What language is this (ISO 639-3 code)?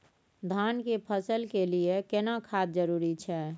mai